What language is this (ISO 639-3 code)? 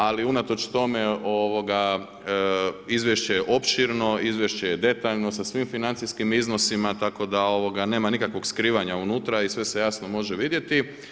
hrv